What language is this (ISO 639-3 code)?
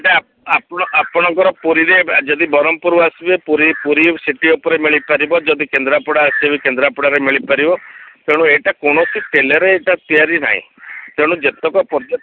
ori